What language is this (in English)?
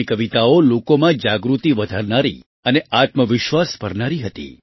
Gujarati